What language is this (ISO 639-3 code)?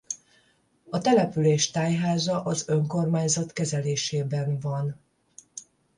hun